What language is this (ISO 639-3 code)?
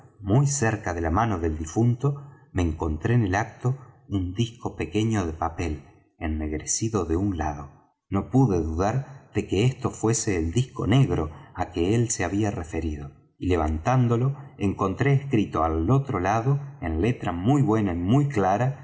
spa